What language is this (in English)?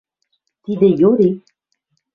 Western Mari